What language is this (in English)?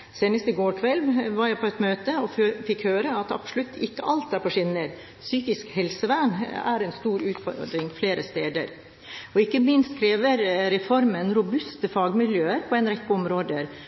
Norwegian Bokmål